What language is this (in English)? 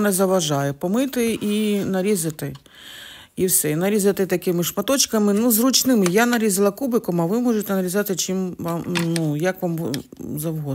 Ukrainian